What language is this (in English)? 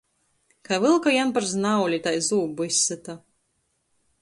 Latgalian